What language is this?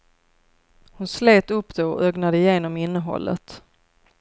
Swedish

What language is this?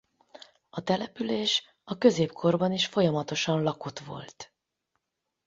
Hungarian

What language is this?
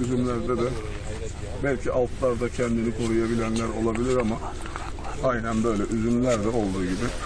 Turkish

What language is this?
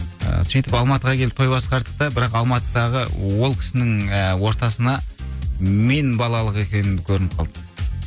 Kazakh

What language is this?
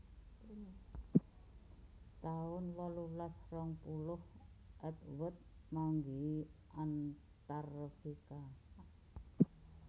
Javanese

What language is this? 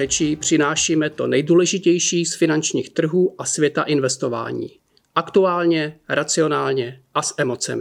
Czech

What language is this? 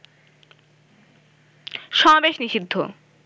Bangla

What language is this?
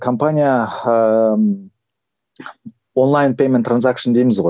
Kazakh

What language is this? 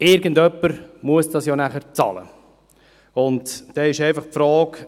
Swiss German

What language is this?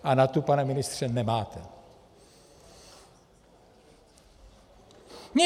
Czech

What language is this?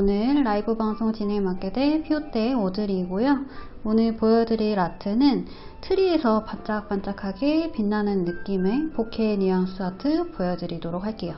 Korean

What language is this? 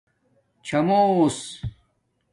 Domaaki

